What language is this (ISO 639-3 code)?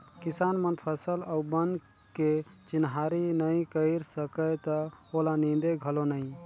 hne